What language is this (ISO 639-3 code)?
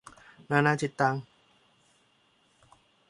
tha